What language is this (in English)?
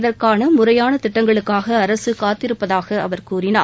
Tamil